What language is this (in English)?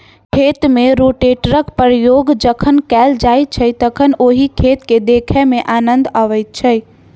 Maithili